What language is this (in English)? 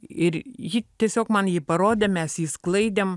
Lithuanian